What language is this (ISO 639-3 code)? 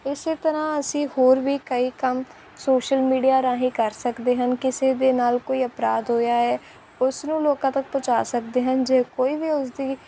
pan